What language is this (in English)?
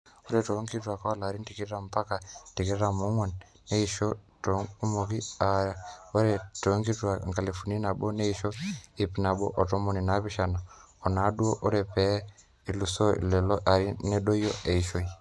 Masai